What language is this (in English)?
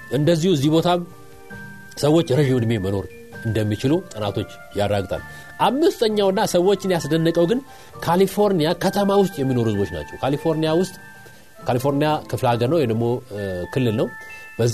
Amharic